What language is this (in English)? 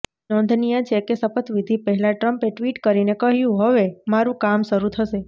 Gujarati